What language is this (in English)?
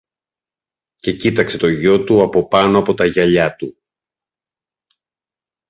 Greek